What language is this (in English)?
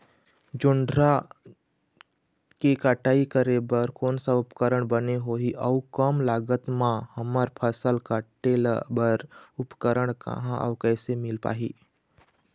Chhattisgarhi